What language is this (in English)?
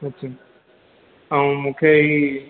Sindhi